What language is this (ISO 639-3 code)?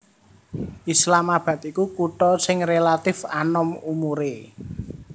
jav